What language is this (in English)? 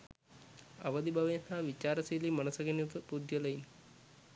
Sinhala